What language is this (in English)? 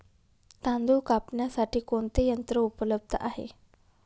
Marathi